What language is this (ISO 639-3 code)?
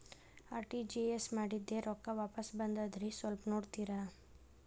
kan